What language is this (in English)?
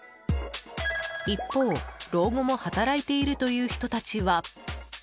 Japanese